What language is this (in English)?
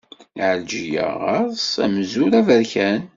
Kabyle